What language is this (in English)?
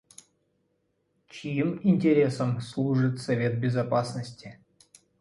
Russian